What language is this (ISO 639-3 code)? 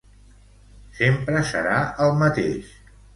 cat